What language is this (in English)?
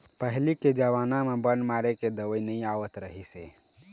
Chhattisgarhi